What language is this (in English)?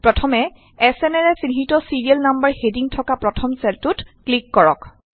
Assamese